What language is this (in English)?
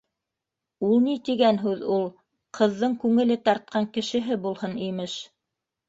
Bashkir